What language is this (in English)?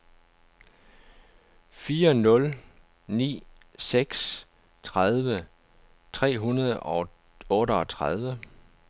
Danish